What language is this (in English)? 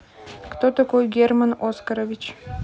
Russian